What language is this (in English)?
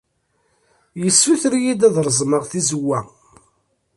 Kabyle